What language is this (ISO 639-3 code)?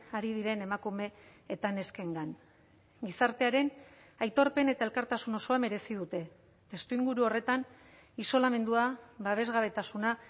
eus